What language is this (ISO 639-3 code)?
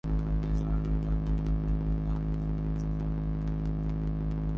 pus